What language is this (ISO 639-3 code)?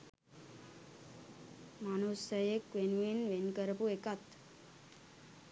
sin